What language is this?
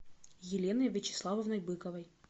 Russian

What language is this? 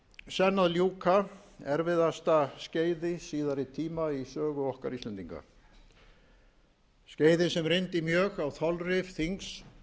Icelandic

